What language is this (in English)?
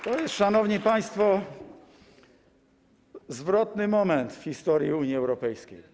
Polish